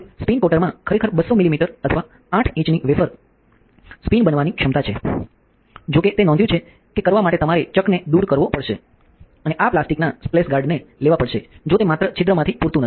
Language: Gujarati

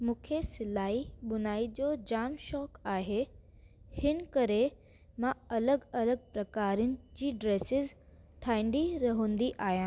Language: Sindhi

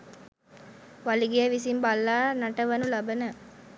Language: Sinhala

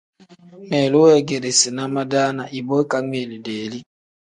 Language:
Tem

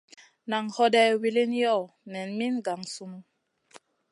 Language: Masana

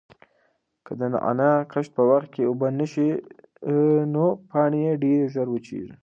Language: Pashto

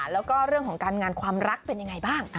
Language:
Thai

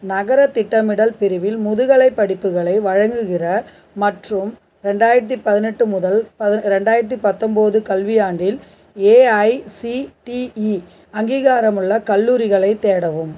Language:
Tamil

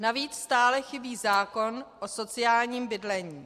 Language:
Czech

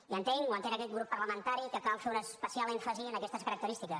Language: Catalan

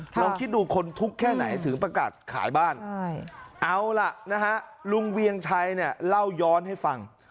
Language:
Thai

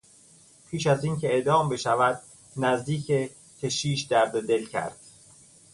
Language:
Persian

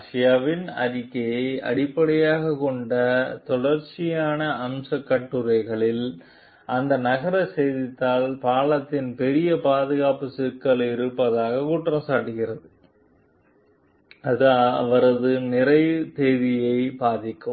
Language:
Tamil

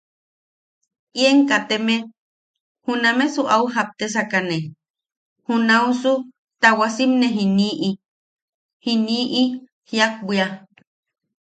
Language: Yaqui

